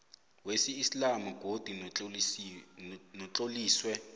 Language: South Ndebele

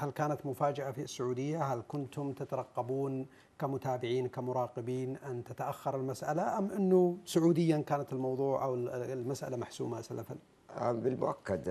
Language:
Arabic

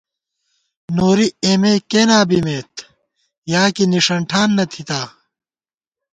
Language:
Gawar-Bati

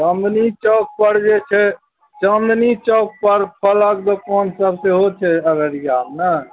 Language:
Maithili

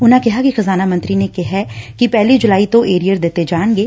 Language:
Punjabi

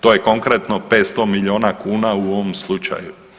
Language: Croatian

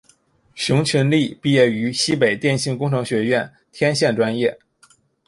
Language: Chinese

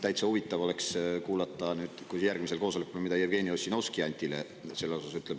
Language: Estonian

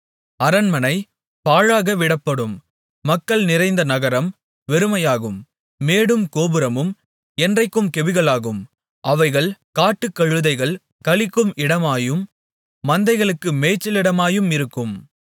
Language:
Tamil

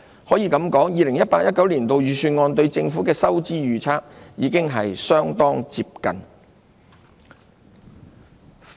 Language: Cantonese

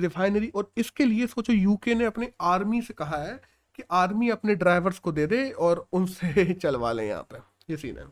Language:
Hindi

